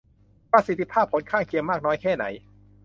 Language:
Thai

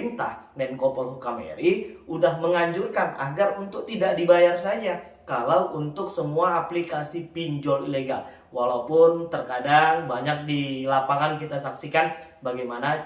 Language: Indonesian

